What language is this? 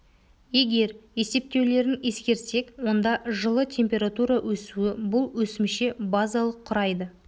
Kazakh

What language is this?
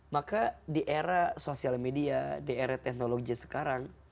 Indonesian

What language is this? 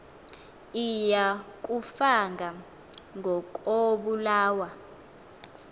Xhosa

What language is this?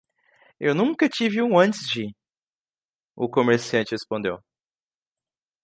Portuguese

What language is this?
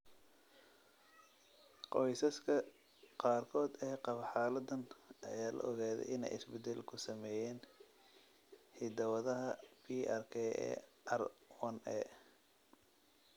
Somali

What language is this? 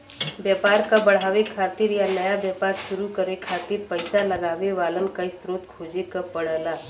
Bhojpuri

